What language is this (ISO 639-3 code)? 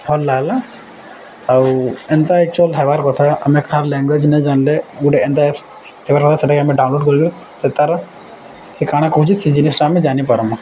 ori